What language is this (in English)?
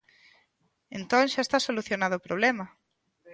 Galician